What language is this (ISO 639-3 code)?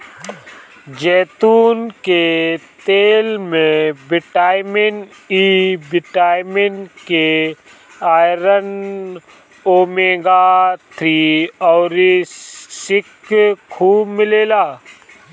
bho